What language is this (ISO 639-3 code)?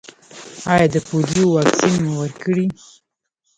pus